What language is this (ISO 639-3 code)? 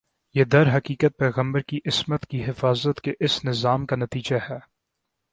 urd